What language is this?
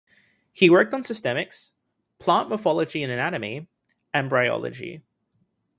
English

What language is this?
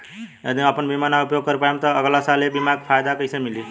Bhojpuri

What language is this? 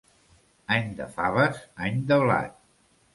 Catalan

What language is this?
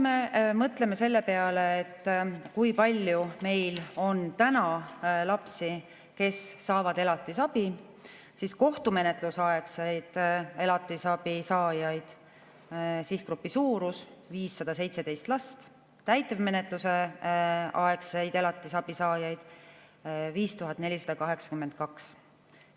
Estonian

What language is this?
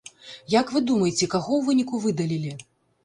Belarusian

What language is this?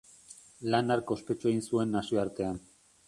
Basque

